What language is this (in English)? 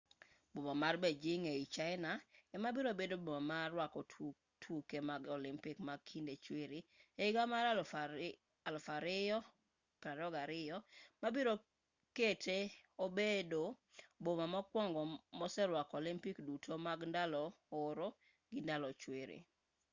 Luo (Kenya and Tanzania)